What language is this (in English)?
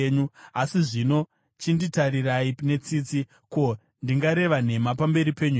Shona